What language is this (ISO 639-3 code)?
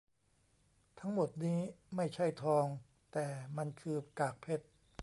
tha